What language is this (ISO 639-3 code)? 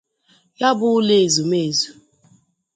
ibo